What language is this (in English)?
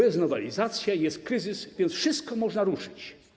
Polish